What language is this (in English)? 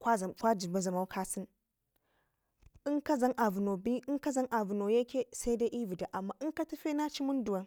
Ngizim